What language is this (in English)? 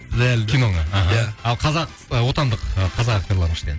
Kazakh